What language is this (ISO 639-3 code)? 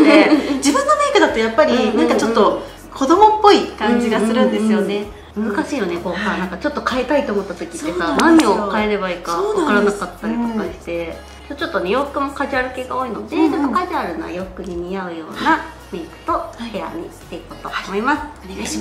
jpn